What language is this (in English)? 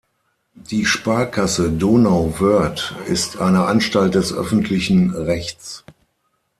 German